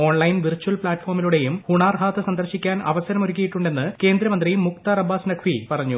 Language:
Malayalam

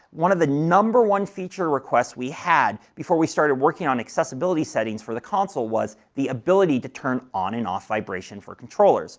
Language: English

